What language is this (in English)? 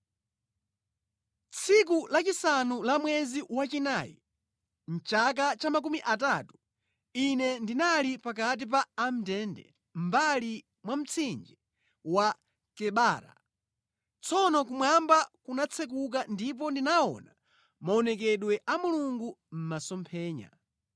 Nyanja